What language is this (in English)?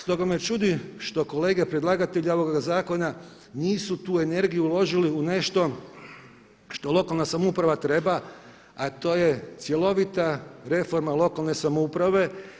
Croatian